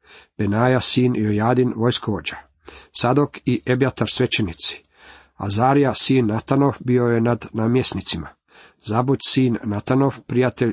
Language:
Croatian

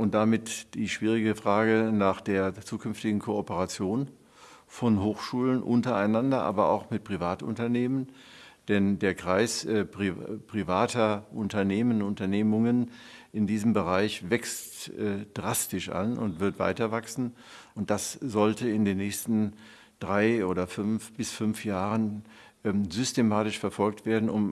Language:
German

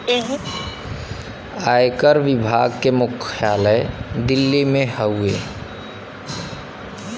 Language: Bhojpuri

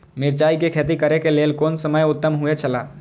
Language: Maithili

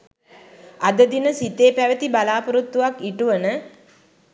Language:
Sinhala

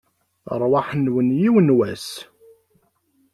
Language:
Kabyle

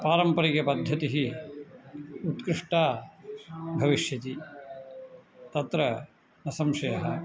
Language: Sanskrit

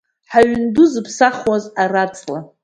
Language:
Abkhazian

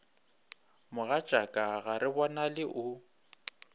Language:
Northern Sotho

